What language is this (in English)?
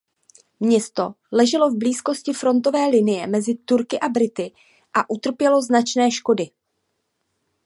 Czech